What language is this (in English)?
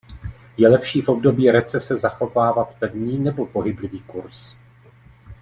Czech